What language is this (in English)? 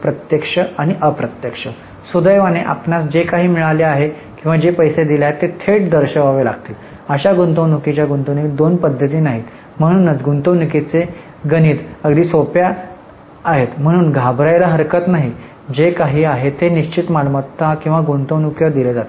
Marathi